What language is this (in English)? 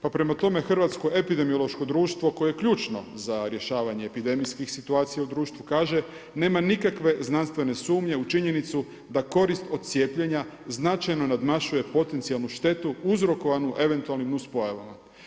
Croatian